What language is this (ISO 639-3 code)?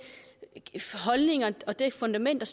dan